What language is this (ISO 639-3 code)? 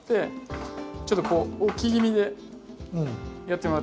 jpn